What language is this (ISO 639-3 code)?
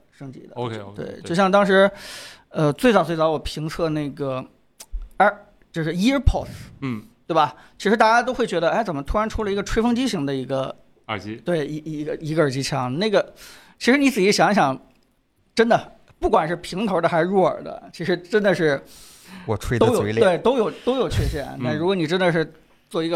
zho